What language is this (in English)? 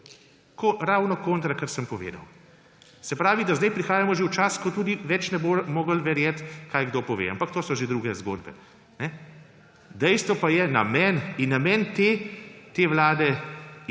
Slovenian